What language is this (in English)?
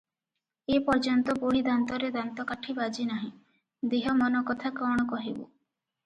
Odia